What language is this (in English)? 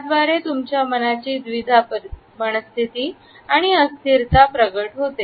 Marathi